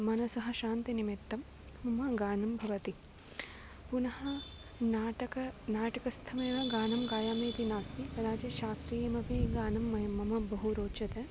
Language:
Sanskrit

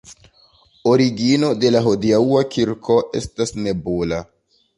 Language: Esperanto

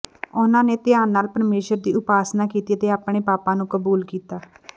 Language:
Punjabi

